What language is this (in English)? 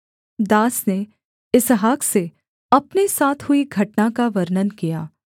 Hindi